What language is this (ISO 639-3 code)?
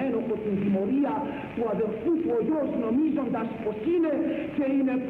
ell